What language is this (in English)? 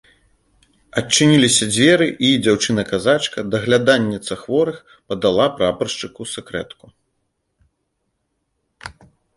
Belarusian